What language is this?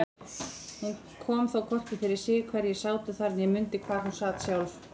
Icelandic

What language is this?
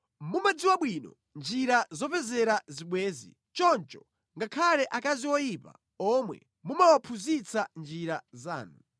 Nyanja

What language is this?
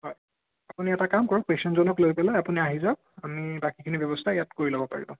Assamese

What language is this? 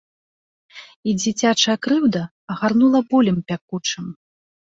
Belarusian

